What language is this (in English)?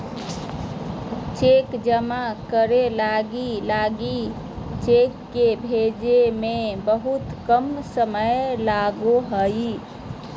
Magahi